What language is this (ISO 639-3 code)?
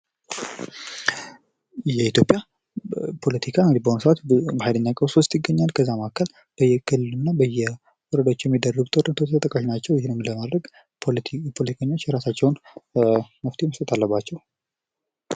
amh